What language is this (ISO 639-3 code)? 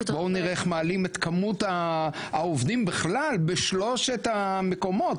heb